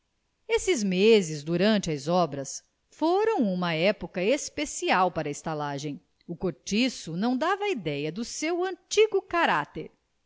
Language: Portuguese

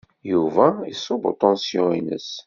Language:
Kabyle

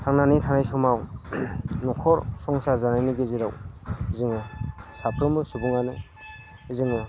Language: Bodo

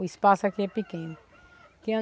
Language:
Portuguese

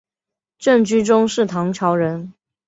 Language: Chinese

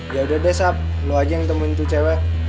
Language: Indonesian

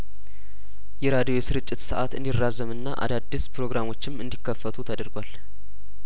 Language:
Amharic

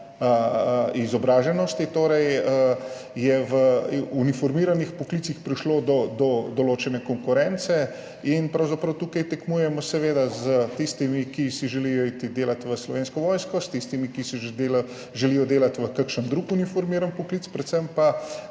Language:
Slovenian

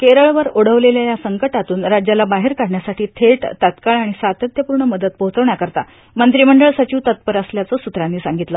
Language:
Marathi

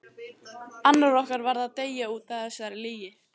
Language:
Icelandic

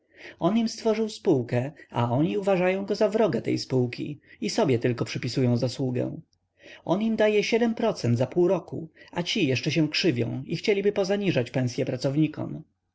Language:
Polish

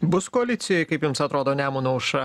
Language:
Lithuanian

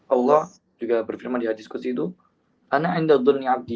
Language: Indonesian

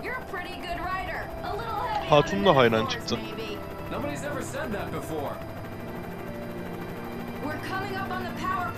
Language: Turkish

